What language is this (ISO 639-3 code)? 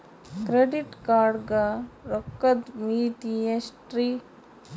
kan